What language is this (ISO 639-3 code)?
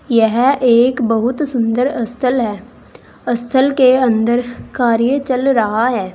hin